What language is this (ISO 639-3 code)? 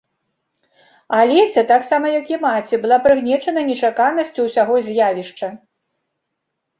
bel